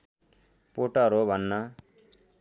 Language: Nepali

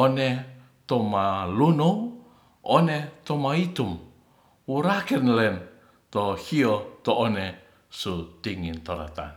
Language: Ratahan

